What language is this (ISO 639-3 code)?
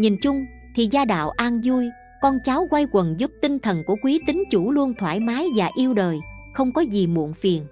vie